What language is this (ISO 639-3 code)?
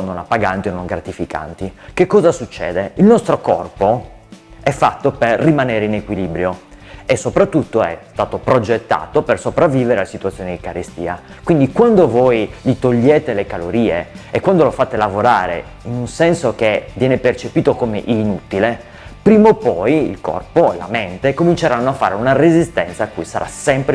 ita